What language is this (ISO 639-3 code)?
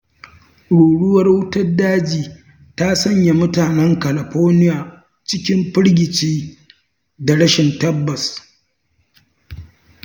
hau